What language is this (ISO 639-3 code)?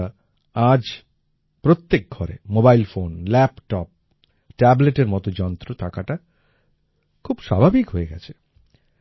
ben